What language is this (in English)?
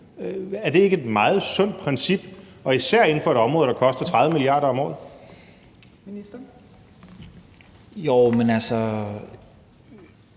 Danish